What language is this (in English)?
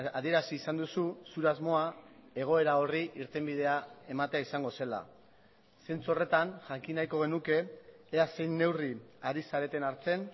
Basque